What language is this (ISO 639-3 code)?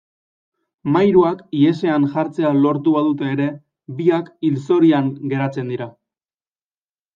eus